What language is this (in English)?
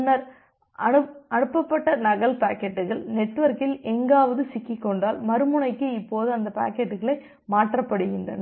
Tamil